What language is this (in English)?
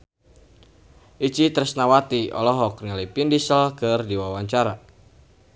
Sundanese